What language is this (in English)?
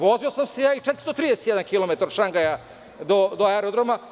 Serbian